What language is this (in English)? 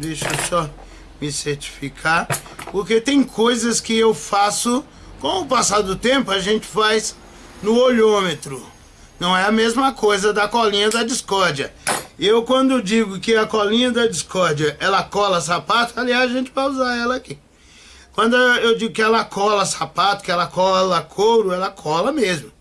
Portuguese